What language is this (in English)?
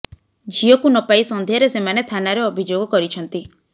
Odia